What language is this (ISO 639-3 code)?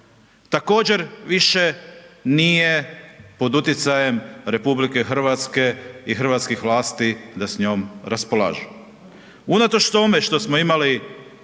hrv